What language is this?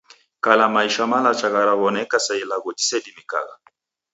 Taita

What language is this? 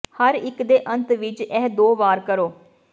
Punjabi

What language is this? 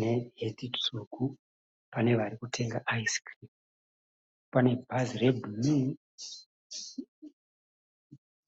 Shona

